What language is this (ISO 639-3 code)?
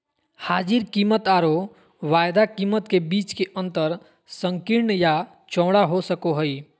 mag